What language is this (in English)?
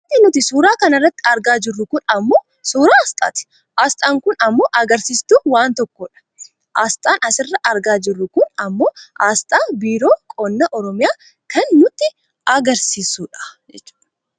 Oromo